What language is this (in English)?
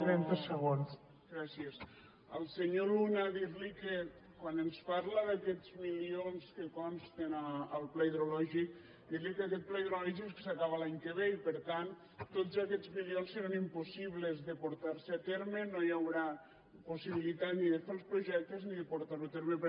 Catalan